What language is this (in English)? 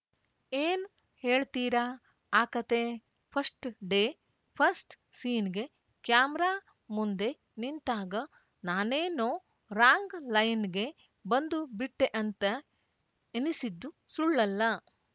Kannada